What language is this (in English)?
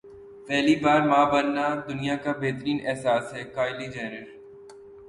Urdu